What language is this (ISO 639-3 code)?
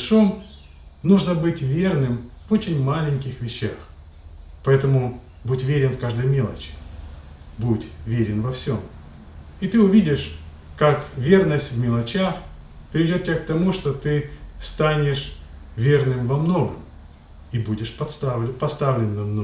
rus